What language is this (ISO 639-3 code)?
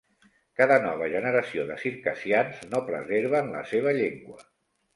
cat